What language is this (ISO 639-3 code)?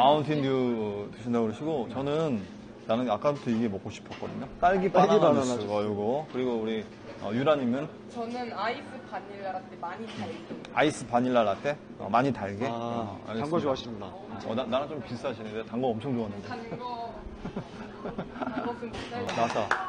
kor